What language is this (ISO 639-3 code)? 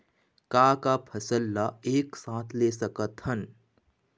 hne